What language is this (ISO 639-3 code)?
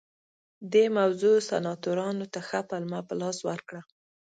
pus